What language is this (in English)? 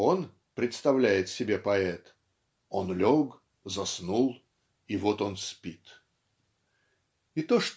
Russian